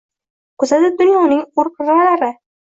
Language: Uzbek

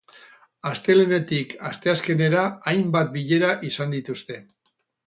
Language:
Basque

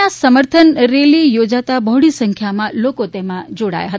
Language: Gujarati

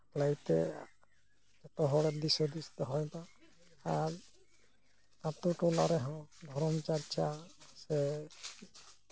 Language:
Santali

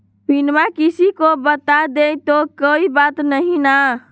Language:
Magahi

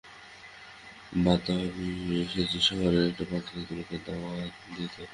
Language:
Bangla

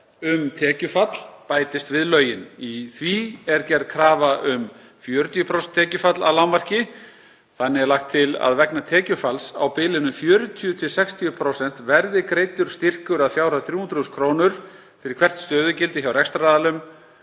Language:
Icelandic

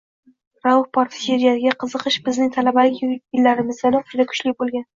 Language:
Uzbek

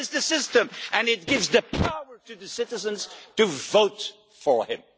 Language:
English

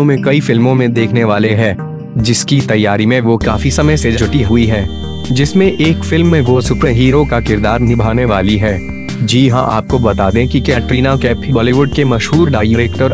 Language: Hindi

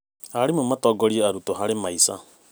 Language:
Kikuyu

